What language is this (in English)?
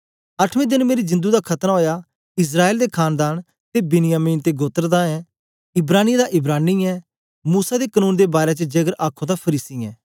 Dogri